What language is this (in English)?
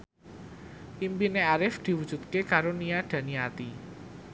Javanese